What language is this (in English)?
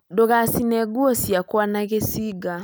Kikuyu